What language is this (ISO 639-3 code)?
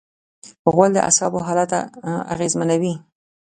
pus